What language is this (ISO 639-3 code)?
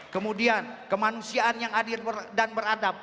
ind